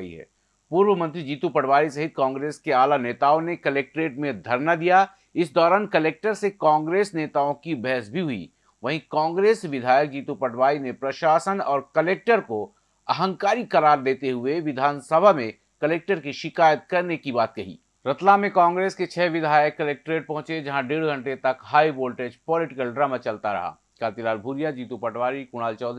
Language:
Hindi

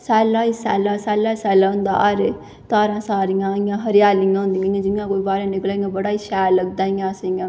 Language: Dogri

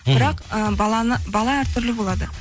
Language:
Kazakh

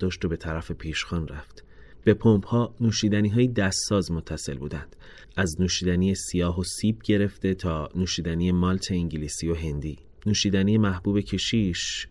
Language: Persian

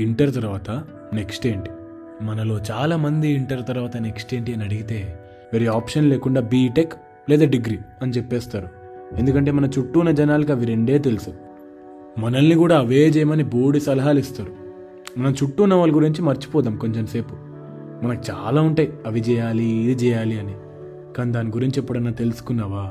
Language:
Telugu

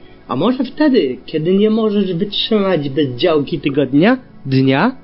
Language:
Polish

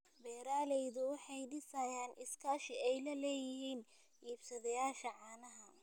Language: Somali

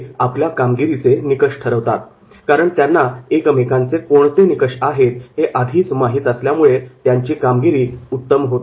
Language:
Marathi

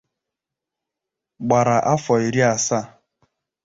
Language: Igbo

